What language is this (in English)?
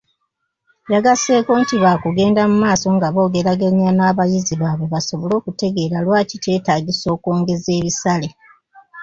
Ganda